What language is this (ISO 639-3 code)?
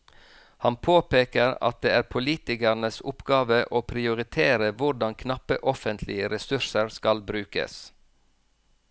nor